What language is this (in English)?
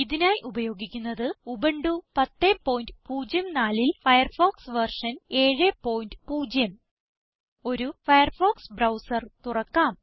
Malayalam